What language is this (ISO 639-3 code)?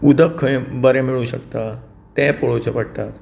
kok